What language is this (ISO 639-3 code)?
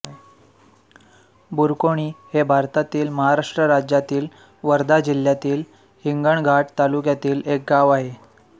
mar